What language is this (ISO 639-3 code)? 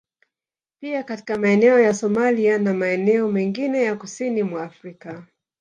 swa